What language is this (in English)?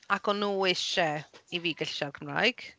Welsh